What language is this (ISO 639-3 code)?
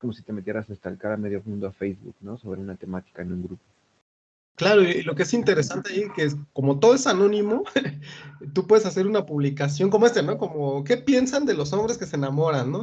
spa